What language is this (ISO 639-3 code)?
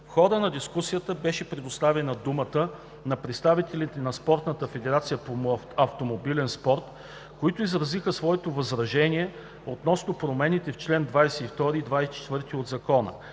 bul